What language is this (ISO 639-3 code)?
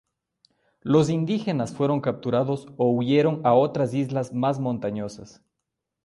spa